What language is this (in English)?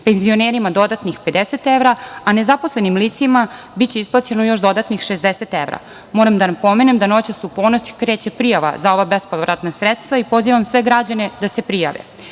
Serbian